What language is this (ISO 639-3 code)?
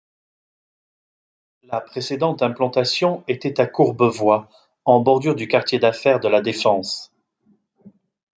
fra